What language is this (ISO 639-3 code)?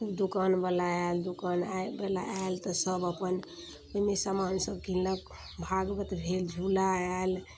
mai